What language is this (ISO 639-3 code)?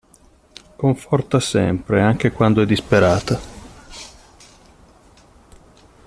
ita